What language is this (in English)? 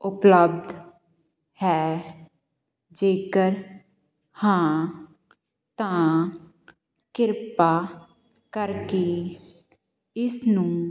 Punjabi